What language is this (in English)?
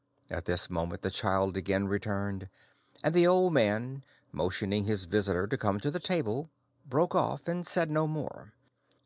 English